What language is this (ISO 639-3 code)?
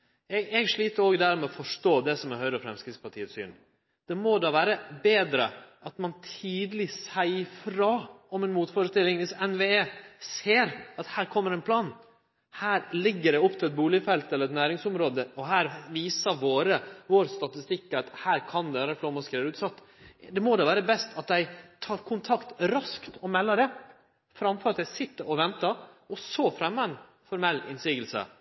nno